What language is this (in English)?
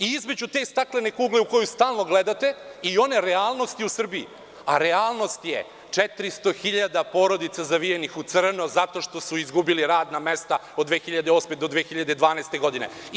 Serbian